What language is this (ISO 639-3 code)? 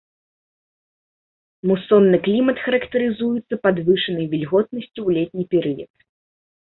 bel